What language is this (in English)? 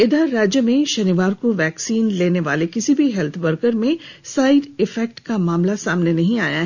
Hindi